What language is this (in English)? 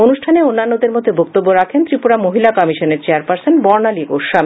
Bangla